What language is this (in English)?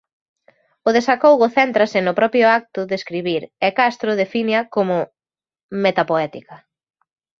Galician